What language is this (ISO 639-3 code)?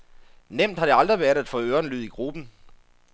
dan